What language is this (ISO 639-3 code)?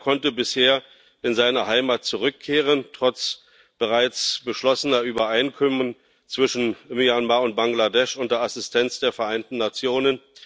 deu